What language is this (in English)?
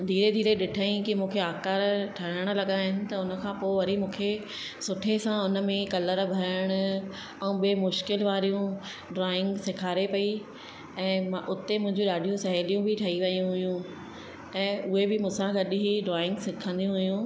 Sindhi